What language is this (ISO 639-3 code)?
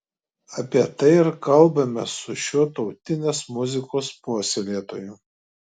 lit